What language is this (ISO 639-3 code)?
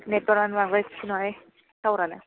brx